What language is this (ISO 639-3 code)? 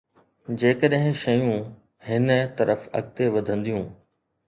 snd